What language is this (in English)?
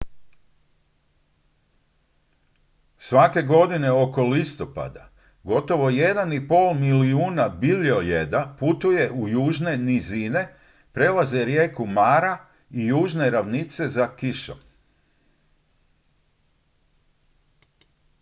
Croatian